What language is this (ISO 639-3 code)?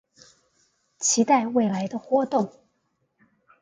zho